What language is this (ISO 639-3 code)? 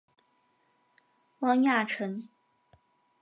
zho